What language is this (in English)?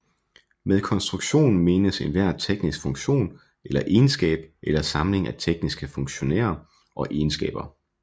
Danish